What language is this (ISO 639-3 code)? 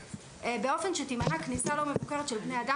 heb